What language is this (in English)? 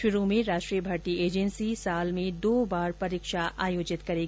Hindi